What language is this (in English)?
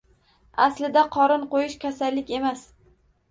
Uzbek